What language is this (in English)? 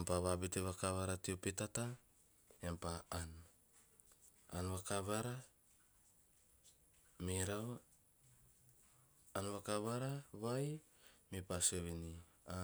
Teop